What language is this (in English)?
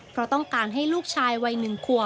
Thai